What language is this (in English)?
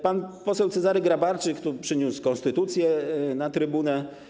Polish